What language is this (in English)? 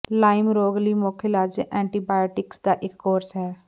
Punjabi